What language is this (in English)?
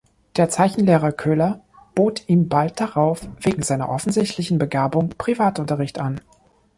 German